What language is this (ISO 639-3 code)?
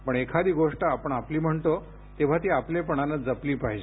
mar